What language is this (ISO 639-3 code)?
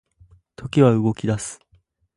jpn